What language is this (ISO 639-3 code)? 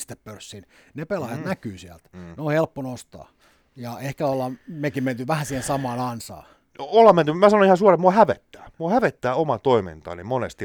fin